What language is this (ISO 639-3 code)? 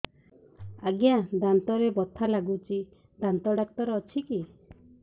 ori